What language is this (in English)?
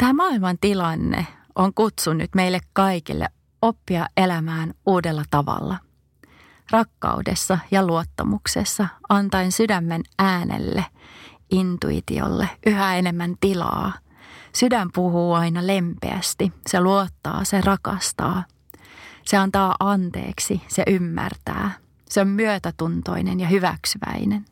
Finnish